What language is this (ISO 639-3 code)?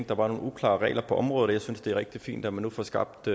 dan